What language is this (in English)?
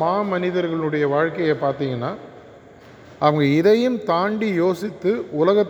Tamil